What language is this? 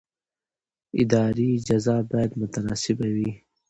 Pashto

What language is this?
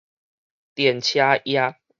Min Nan Chinese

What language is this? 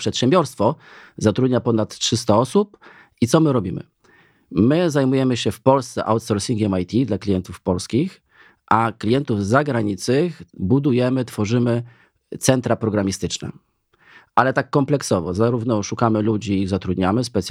Polish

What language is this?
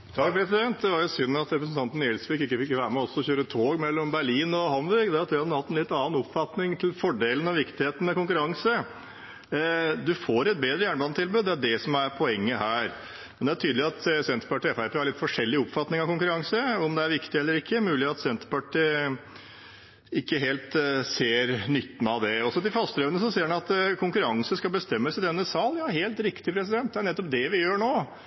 Norwegian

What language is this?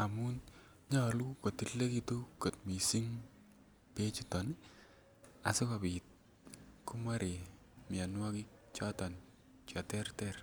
Kalenjin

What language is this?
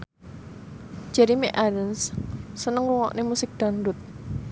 Javanese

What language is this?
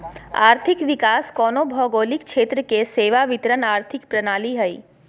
Magahi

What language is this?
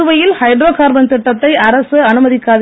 Tamil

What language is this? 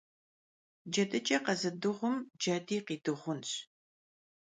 Kabardian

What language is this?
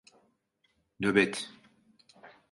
Turkish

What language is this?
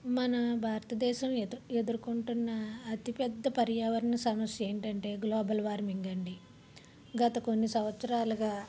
Telugu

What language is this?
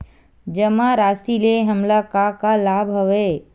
Chhattisgarhi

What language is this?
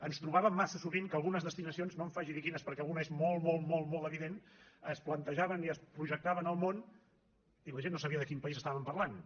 Catalan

